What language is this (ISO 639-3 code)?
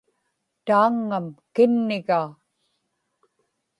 ipk